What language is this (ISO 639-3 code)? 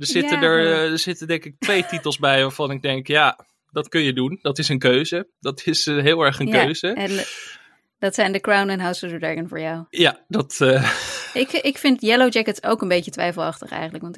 nld